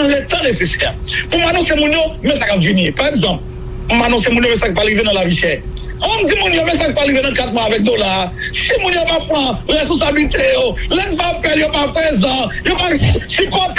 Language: French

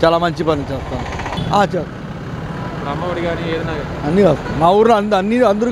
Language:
Hindi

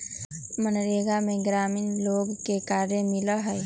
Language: Magahi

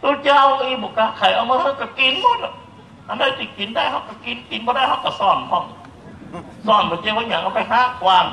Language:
Thai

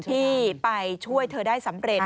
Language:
Thai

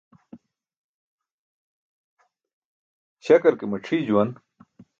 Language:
Burushaski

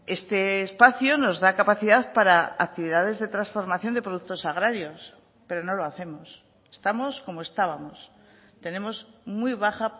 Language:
Spanish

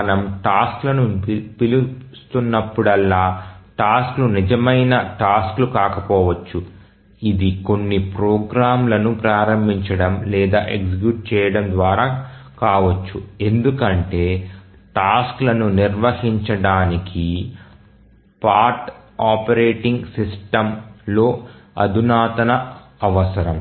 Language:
Telugu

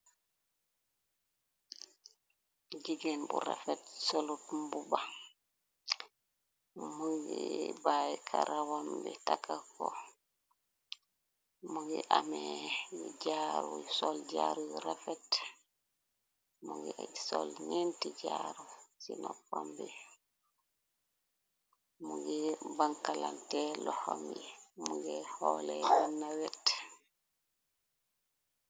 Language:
Wolof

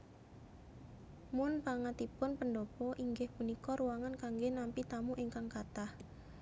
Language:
Javanese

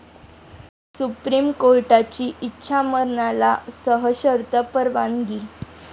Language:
Marathi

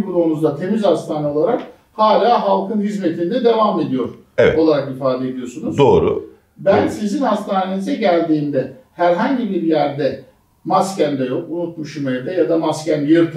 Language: Turkish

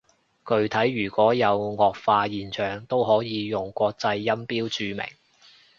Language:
Cantonese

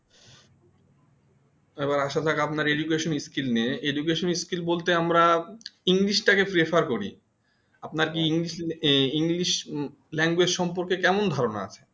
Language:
Bangla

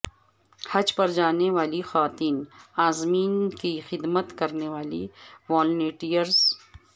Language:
Urdu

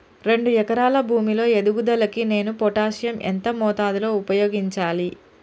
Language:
Telugu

